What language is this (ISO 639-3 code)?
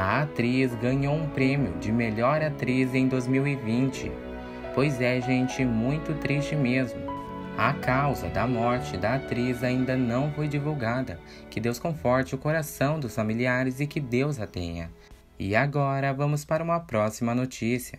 por